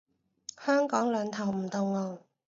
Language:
Cantonese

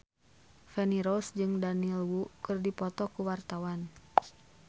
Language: Sundanese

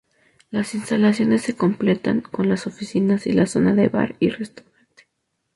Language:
Spanish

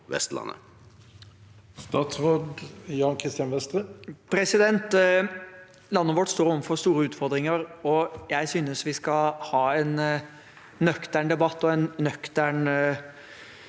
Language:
Norwegian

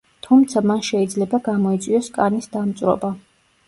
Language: Georgian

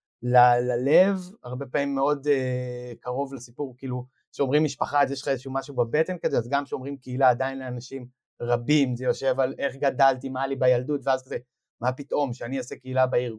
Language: Hebrew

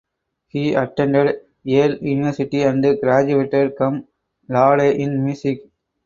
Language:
English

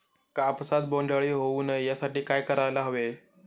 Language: Marathi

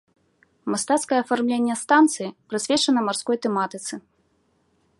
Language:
Belarusian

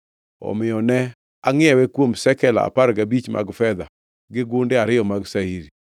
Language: Luo (Kenya and Tanzania)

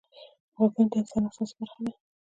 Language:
Pashto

